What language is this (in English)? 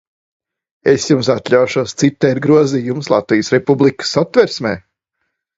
Latvian